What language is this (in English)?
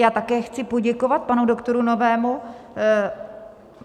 Czech